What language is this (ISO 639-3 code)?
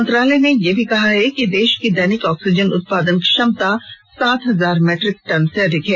hin